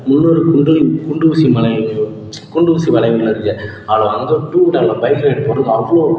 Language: Tamil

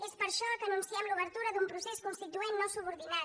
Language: Catalan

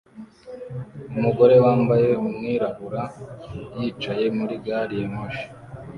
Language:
Kinyarwanda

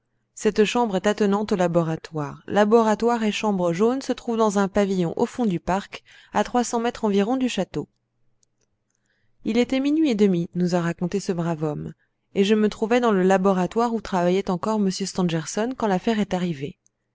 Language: French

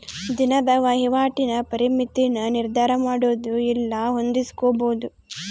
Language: Kannada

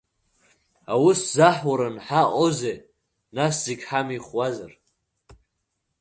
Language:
Abkhazian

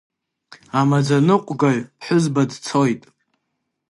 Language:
Abkhazian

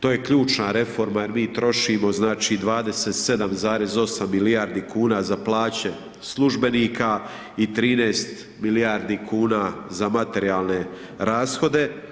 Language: Croatian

